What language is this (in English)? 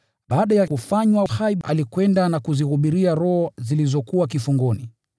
Swahili